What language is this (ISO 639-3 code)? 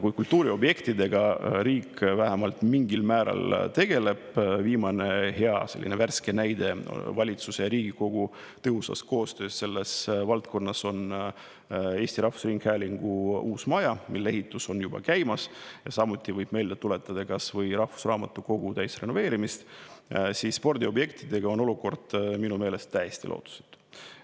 est